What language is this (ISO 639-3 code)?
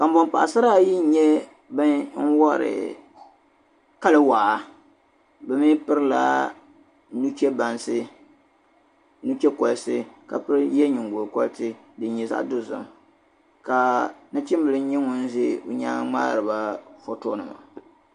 dag